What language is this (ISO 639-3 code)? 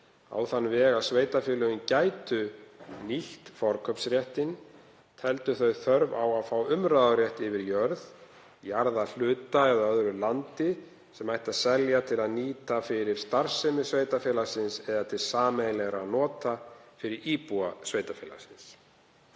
isl